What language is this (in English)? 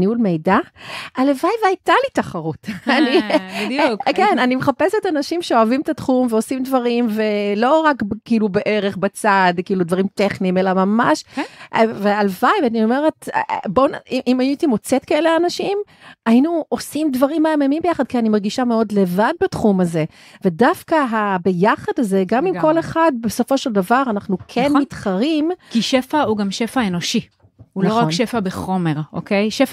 Hebrew